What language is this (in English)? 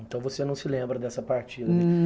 Portuguese